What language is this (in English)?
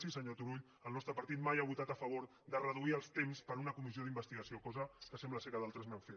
Catalan